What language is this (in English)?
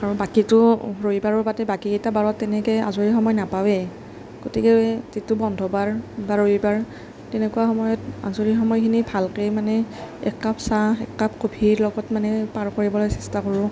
Assamese